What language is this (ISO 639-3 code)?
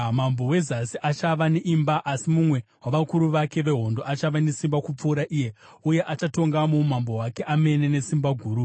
sna